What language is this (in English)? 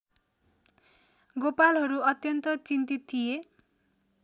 Nepali